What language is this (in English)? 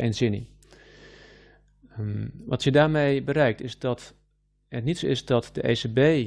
Dutch